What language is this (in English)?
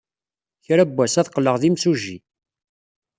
Kabyle